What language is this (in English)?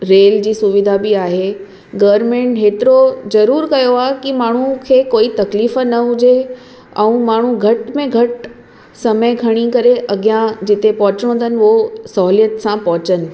Sindhi